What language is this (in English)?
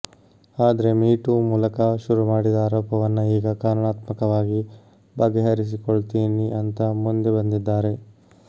Kannada